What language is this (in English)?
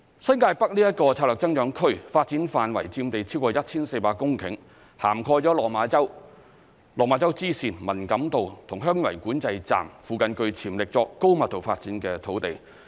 Cantonese